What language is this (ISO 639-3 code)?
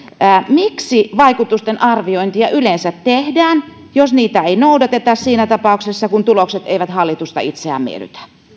fin